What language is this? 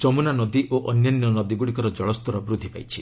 Odia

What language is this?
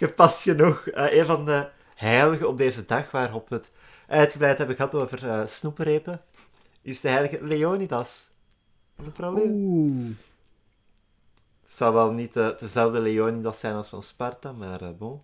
Dutch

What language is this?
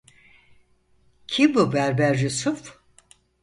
Turkish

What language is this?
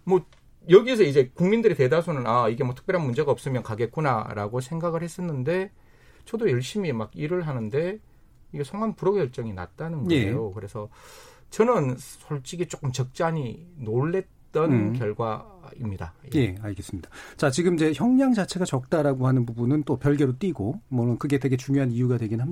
Korean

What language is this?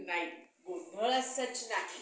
Marathi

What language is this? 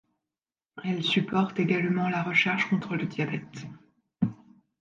French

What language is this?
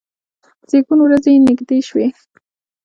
Pashto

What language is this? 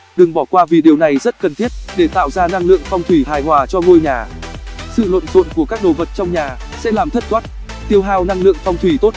Vietnamese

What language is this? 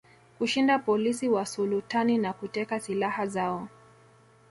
Swahili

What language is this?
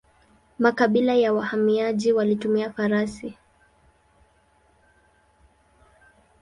Swahili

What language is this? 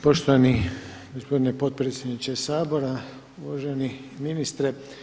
Croatian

